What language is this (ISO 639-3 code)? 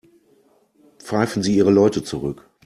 deu